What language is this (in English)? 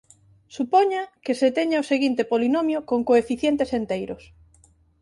Galician